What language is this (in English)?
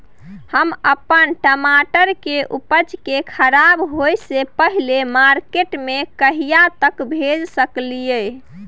Maithili